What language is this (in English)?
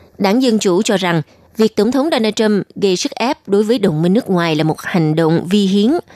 Vietnamese